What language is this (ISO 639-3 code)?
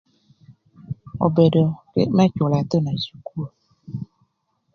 lth